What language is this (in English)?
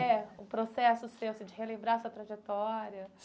Portuguese